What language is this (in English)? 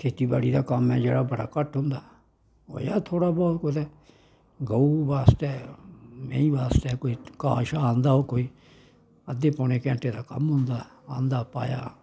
Dogri